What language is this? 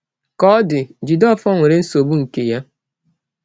Igbo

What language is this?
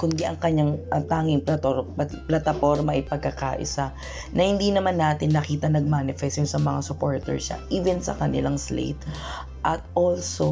Filipino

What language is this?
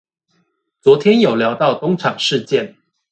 Chinese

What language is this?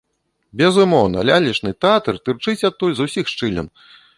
Belarusian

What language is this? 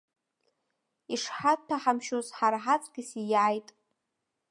Abkhazian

